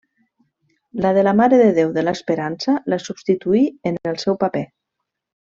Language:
Catalan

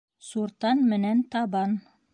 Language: Bashkir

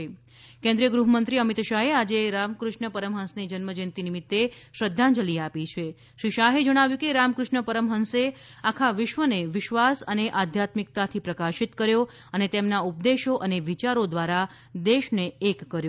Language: Gujarati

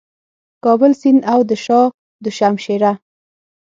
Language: Pashto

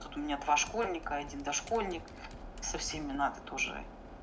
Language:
Russian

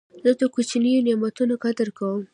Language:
Pashto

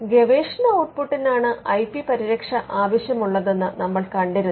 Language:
Malayalam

